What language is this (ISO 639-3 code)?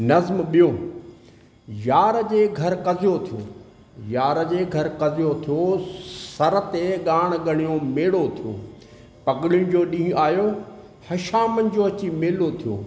snd